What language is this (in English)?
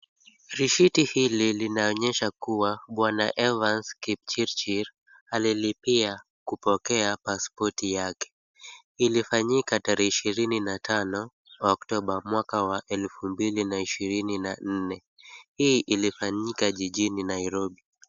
Swahili